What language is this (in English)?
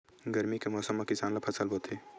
Chhattisgarhi